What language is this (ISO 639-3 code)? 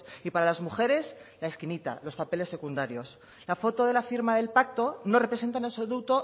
spa